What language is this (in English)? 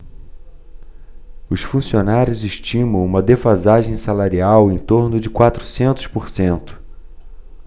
Portuguese